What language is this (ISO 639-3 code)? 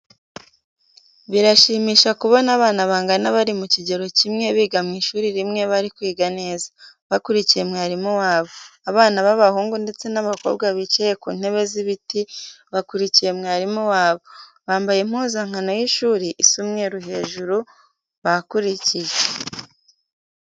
kin